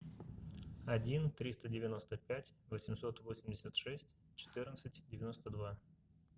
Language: Russian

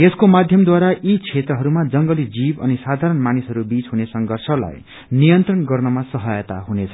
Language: Nepali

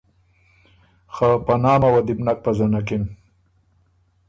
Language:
Ormuri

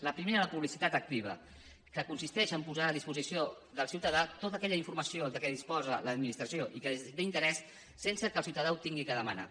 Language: Catalan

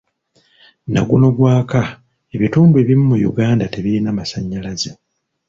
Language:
Ganda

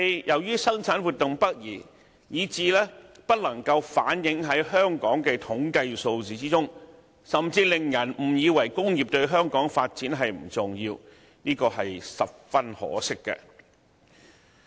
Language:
Cantonese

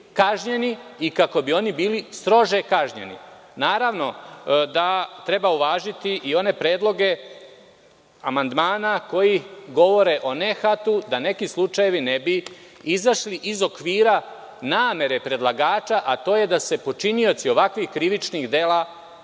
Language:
Serbian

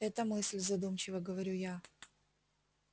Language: Russian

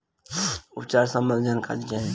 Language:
Bhojpuri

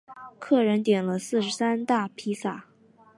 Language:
Chinese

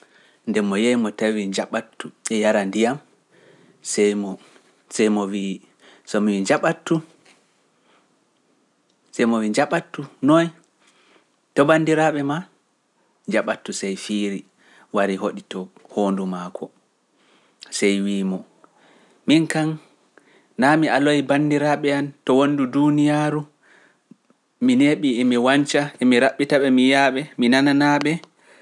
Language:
Pular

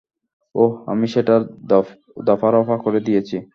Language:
Bangla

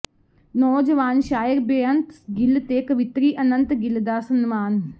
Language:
Punjabi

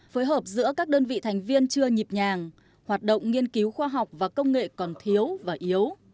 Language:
Vietnamese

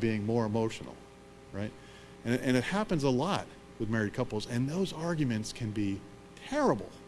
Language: English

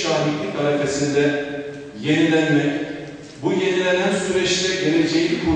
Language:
Turkish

